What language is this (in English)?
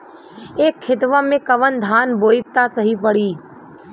Bhojpuri